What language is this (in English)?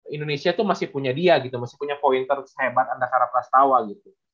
Indonesian